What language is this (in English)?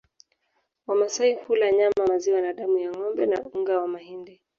Swahili